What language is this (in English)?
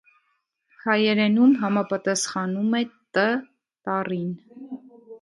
Armenian